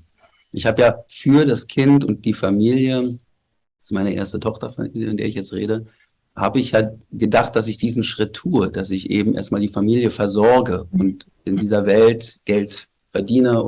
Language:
German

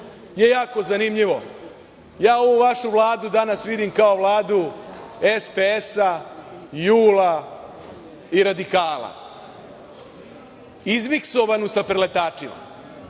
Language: Serbian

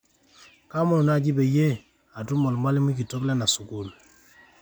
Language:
Masai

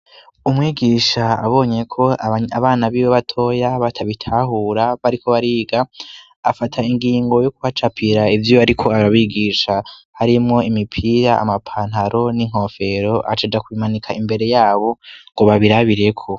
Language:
Rundi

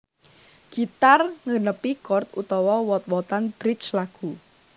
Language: Javanese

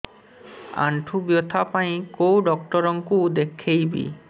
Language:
Odia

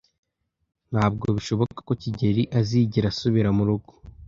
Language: Kinyarwanda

